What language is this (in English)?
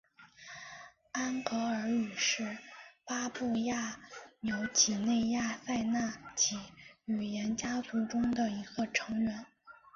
Chinese